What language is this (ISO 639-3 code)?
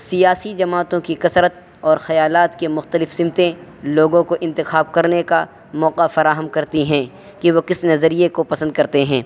urd